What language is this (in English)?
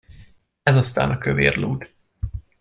Hungarian